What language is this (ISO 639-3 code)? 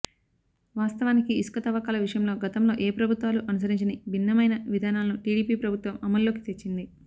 tel